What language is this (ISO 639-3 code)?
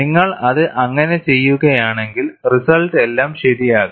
mal